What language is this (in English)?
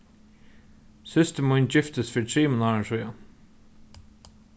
Faroese